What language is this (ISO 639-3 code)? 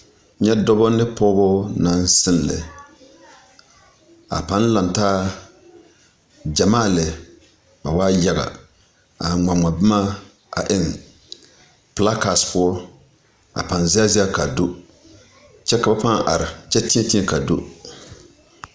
dga